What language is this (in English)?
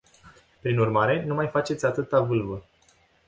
Romanian